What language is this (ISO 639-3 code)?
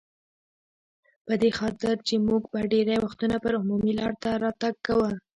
pus